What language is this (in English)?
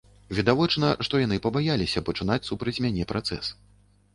Belarusian